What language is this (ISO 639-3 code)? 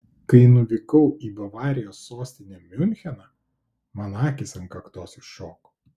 lit